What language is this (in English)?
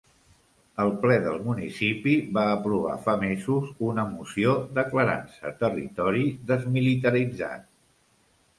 Catalan